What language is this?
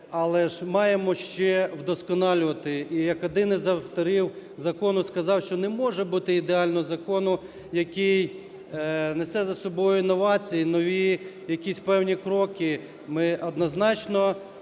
Ukrainian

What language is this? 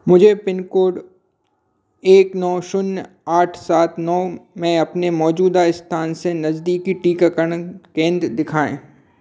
Hindi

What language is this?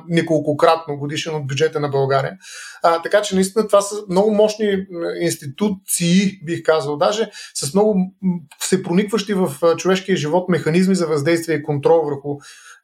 Bulgarian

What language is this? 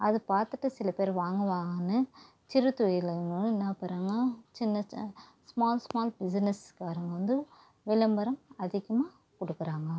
Tamil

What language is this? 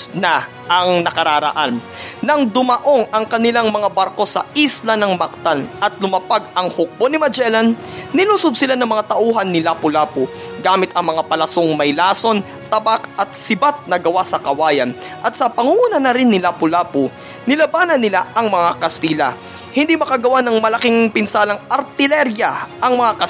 Filipino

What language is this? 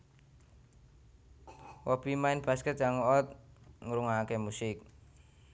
Javanese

